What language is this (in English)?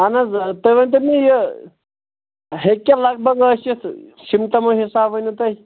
Kashmiri